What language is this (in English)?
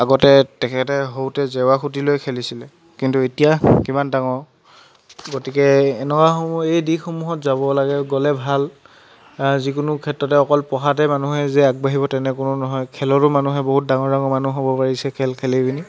Assamese